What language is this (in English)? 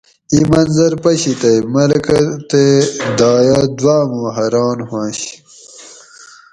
Gawri